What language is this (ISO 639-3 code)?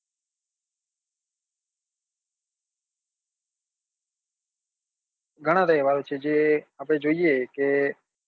guj